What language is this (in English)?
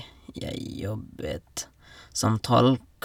Norwegian